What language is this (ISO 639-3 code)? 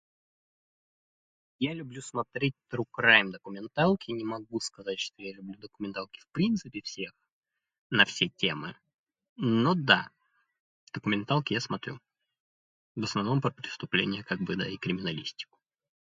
rus